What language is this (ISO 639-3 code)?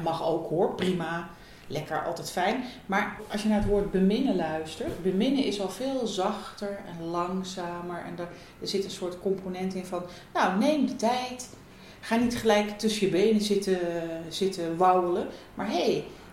nld